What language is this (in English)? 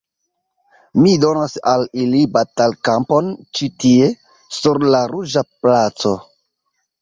Esperanto